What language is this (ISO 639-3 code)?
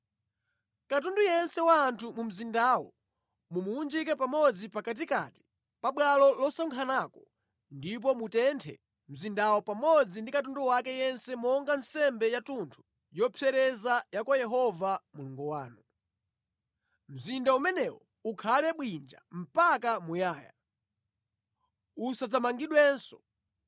nya